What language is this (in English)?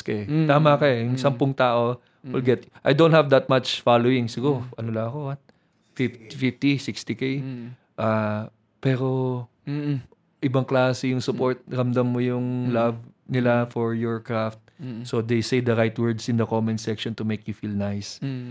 Filipino